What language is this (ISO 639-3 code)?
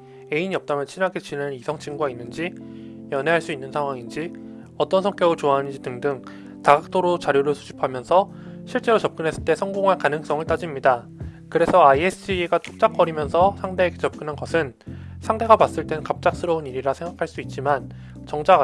kor